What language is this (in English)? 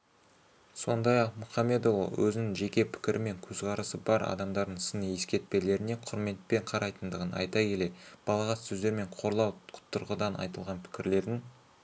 Kazakh